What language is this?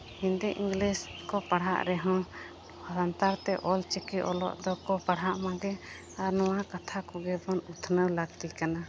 Santali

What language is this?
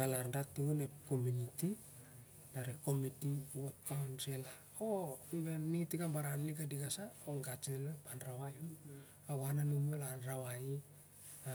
Siar-Lak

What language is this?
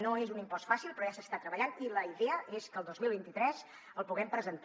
Catalan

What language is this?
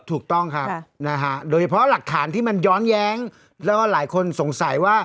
Thai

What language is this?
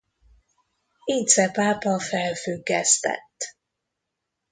Hungarian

